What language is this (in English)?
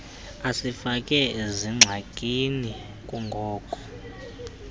Xhosa